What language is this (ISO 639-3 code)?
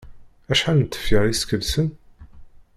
kab